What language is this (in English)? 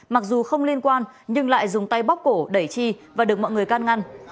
Vietnamese